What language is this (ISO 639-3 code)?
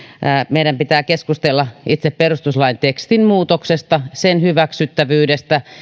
fin